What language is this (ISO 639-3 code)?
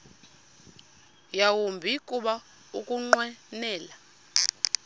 xho